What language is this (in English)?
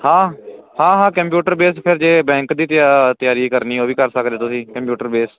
Punjabi